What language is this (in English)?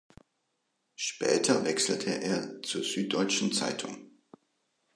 German